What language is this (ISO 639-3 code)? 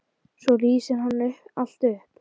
isl